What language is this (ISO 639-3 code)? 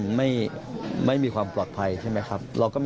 tha